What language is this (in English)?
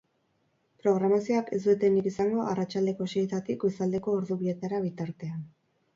Basque